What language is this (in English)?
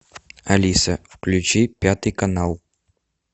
Russian